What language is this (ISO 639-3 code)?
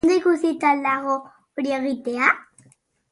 eus